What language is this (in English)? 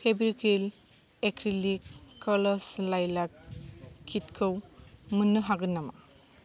Bodo